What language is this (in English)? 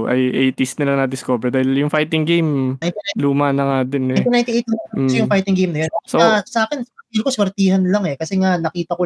Filipino